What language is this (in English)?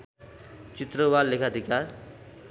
Nepali